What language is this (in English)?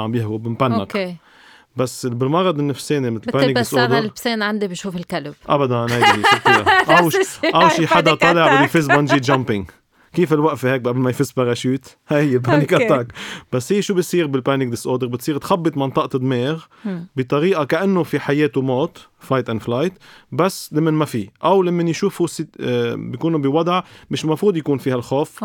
Arabic